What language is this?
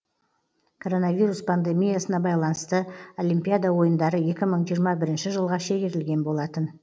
Kazakh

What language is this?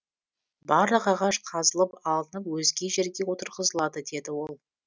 Kazakh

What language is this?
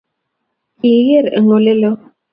Kalenjin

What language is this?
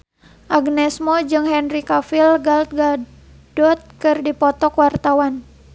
Sundanese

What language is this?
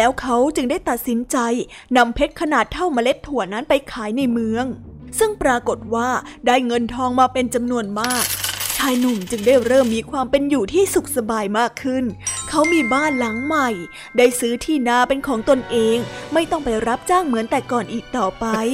Thai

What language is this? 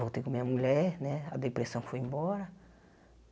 Portuguese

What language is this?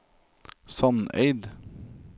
Norwegian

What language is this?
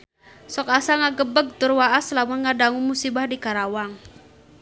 Sundanese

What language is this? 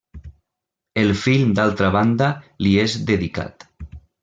Catalan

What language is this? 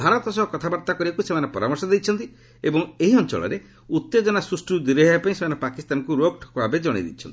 Odia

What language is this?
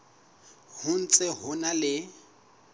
Southern Sotho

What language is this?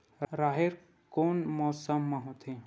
Chhattisgarhi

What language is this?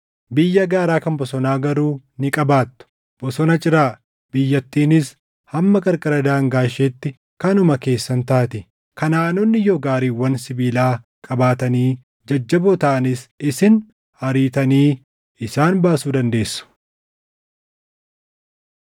Oromo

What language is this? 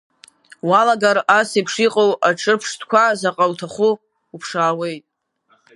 Abkhazian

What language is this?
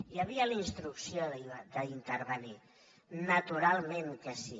Catalan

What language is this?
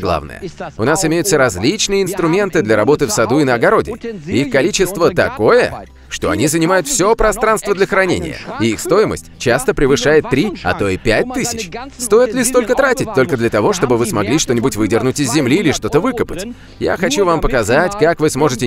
Russian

